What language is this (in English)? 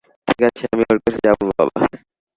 Bangla